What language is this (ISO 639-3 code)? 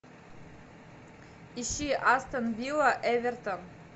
rus